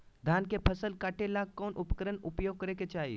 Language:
Magahi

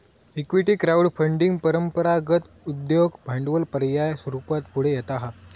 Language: Marathi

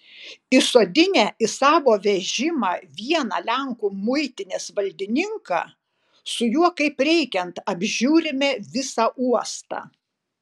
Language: Lithuanian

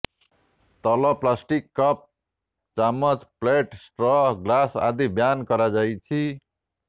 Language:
Odia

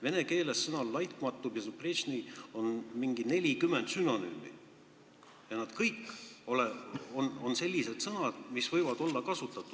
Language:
Estonian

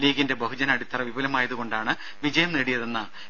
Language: Malayalam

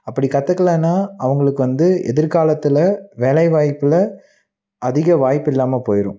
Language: Tamil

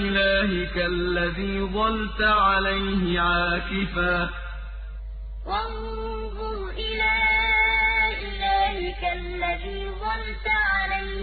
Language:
Arabic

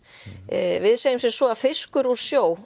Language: Icelandic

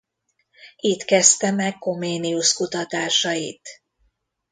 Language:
Hungarian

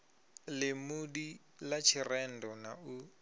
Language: Venda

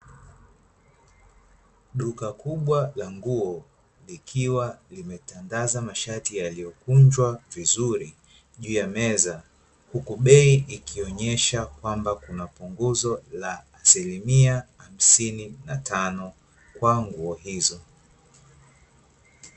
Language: Swahili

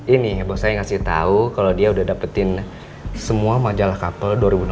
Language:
Indonesian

